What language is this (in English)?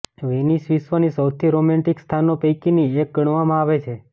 Gujarati